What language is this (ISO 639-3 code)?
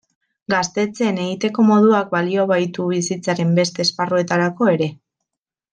eus